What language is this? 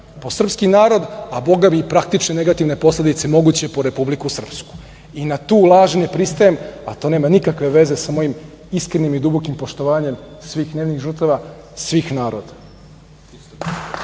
Serbian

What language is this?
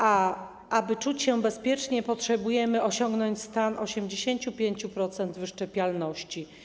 Polish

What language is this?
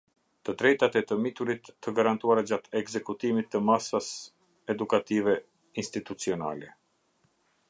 Albanian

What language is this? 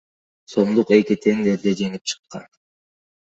Kyrgyz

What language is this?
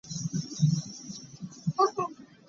Hakha Chin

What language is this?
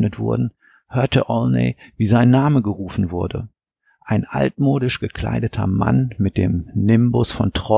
German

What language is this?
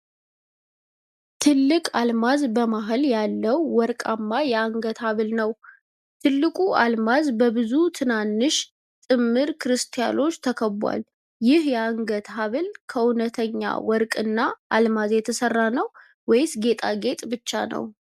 Amharic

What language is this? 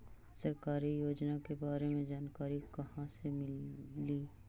Magahi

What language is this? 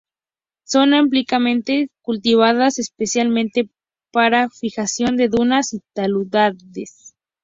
Spanish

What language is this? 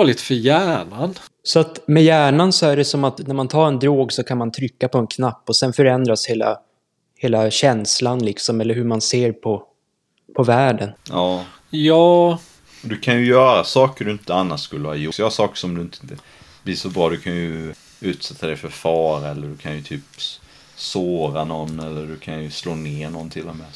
Swedish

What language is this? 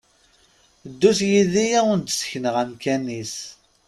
Kabyle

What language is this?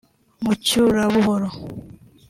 Kinyarwanda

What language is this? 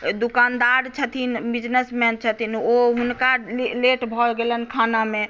Maithili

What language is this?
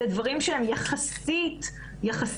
Hebrew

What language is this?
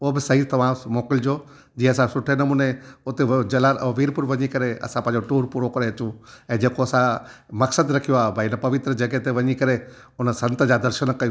Sindhi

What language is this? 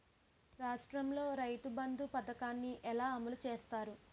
Telugu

